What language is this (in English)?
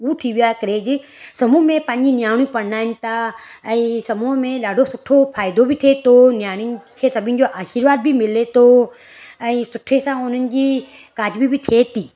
Sindhi